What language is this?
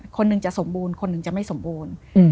Thai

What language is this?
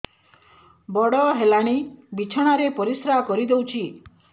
Odia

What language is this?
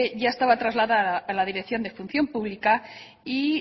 Spanish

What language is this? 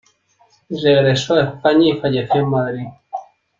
Spanish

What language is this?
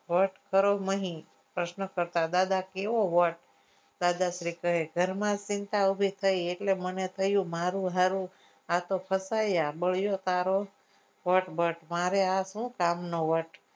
Gujarati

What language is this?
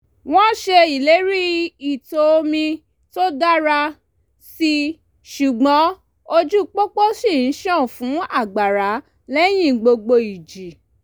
Yoruba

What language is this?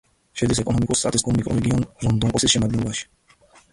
Georgian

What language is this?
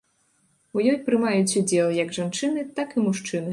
Belarusian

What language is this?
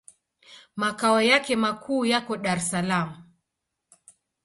Swahili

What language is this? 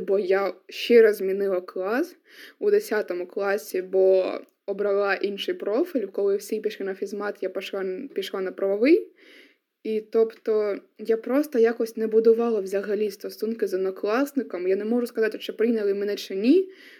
Ukrainian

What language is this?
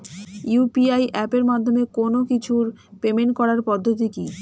Bangla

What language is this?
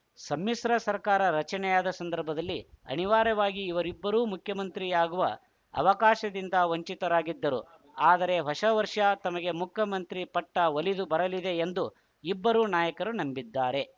Kannada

